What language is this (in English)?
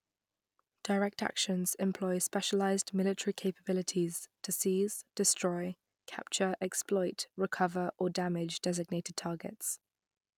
English